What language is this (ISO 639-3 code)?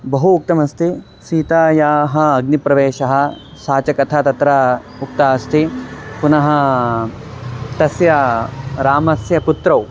san